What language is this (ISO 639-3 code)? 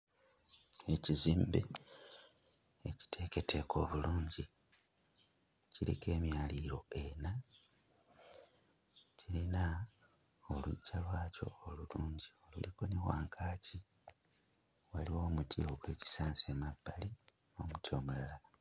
lug